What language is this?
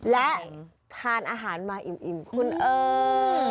Thai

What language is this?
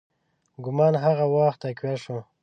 Pashto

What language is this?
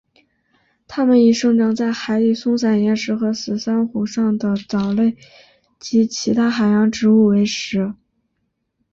Chinese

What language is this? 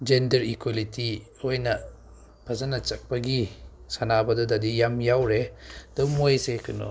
Manipuri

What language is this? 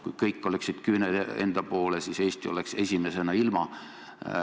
Estonian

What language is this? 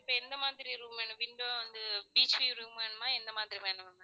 Tamil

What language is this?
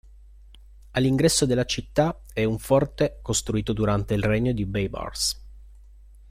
Italian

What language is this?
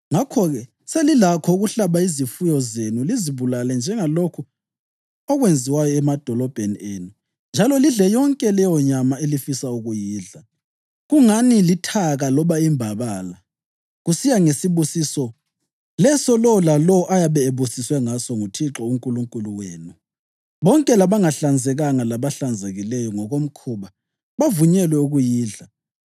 North Ndebele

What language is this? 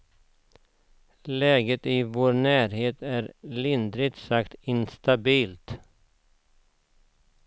Swedish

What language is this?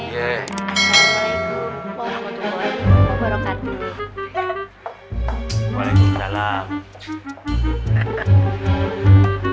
Indonesian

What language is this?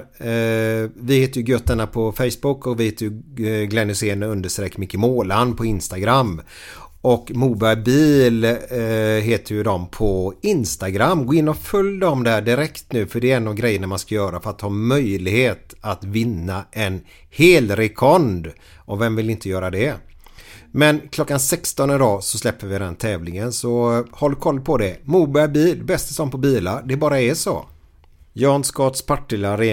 Swedish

